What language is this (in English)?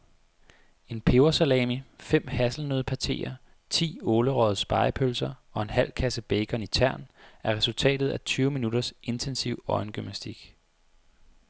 Danish